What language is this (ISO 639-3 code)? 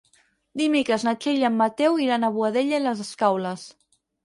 cat